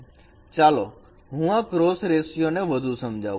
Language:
Gujarati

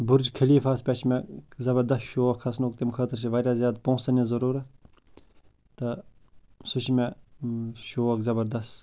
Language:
Kashmiri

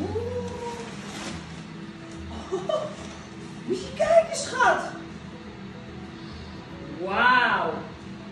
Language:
Dutch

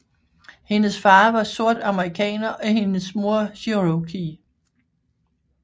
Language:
Danish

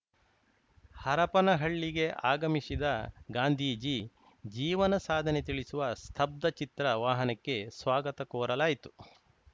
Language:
Kannada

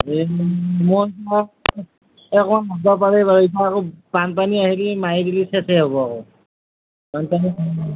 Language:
Assamese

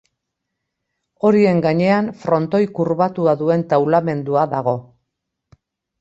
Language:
Basque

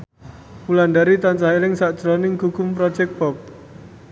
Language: Javanese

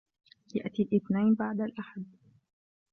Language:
Arabic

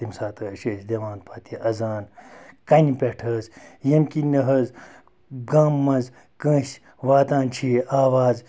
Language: Kashmiri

